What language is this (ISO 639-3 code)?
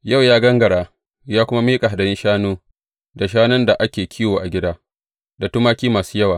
hau